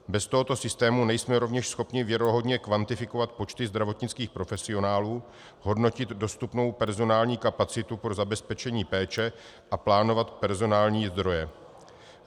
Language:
Czech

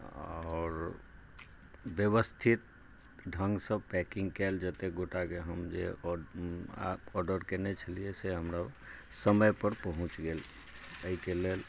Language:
Maithili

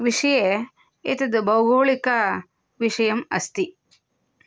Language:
Sanskrit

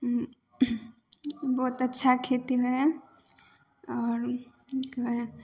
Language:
Maithili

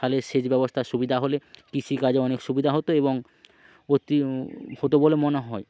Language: Bangla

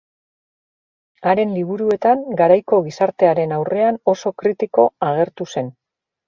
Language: Basque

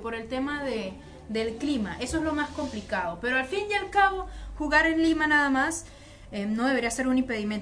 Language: Spanish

